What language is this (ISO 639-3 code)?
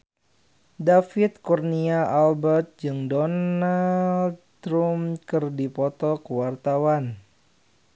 sun